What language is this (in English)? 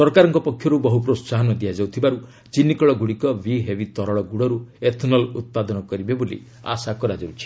Odia